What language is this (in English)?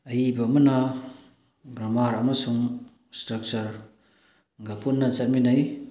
Manipuri